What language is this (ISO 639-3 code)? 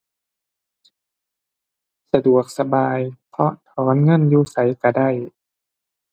tha